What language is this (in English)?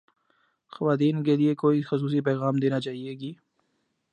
Urdu